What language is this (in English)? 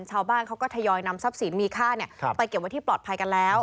Thai